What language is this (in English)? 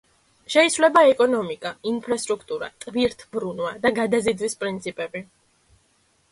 Georgian